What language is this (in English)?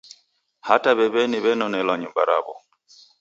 Taita